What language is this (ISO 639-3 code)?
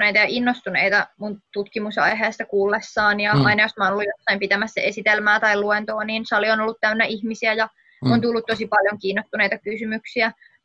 fin